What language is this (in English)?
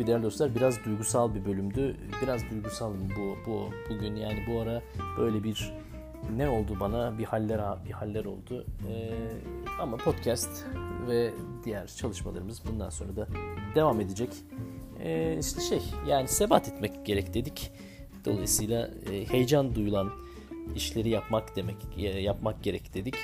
Turkish